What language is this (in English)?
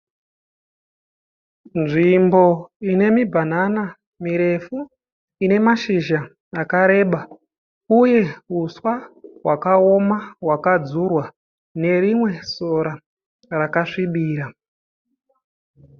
Shona